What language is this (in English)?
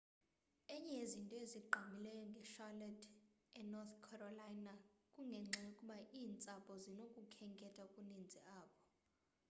Xhosa